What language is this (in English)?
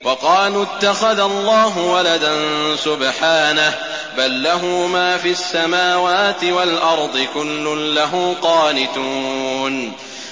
Arabic